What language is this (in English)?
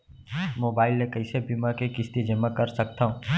Chhattisgarhi